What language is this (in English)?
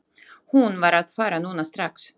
Icelandic